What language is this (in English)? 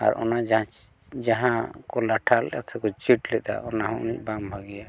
Santali